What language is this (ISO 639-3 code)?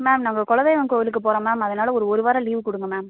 tam